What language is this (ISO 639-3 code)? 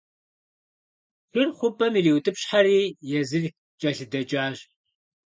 kbd